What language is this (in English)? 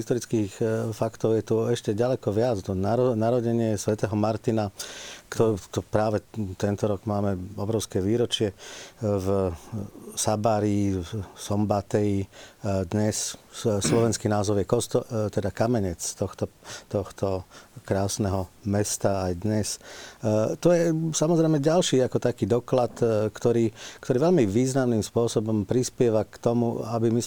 Slovak